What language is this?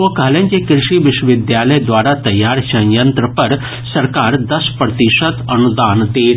Maithili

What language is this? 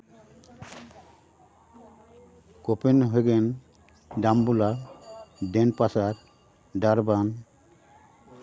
Santali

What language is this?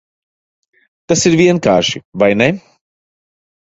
Latvian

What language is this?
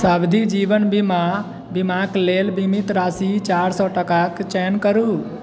Maithili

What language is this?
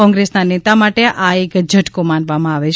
Gujarati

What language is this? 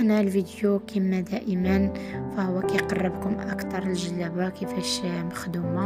Arabic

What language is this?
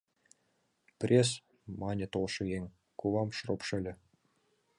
Mari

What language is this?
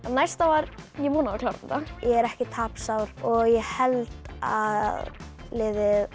Icelandic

